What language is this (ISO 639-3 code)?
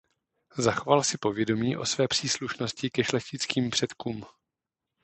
ces